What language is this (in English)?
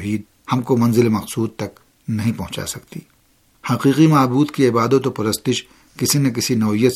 Urdu